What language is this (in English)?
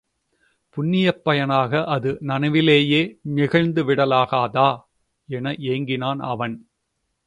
Tamil